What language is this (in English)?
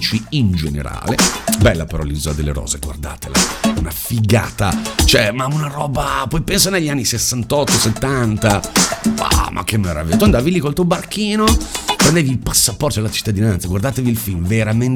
Italian